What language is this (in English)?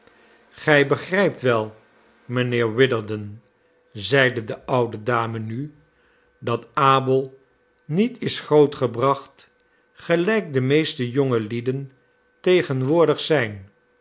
Dutch